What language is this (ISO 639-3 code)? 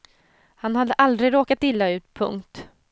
swe